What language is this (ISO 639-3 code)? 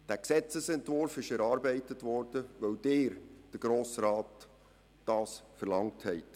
gsw